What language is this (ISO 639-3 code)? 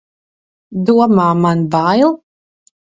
lav